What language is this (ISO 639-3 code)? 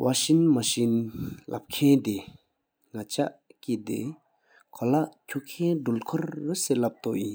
sip